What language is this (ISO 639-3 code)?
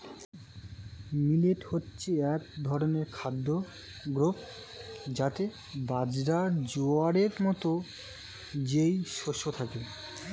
ben